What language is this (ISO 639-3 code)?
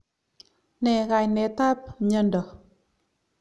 kln